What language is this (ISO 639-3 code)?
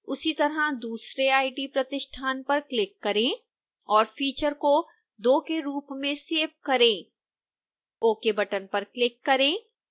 hin